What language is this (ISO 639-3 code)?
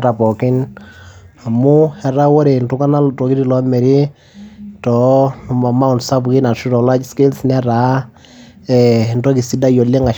mas